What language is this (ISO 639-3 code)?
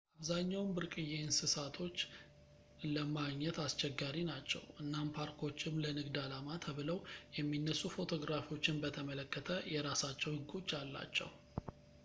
amh